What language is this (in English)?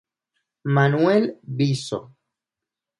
Galician